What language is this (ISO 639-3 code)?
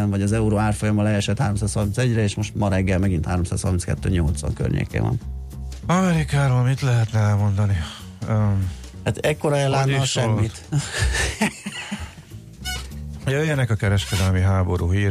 hun